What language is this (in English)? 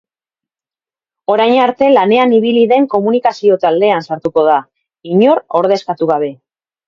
Basque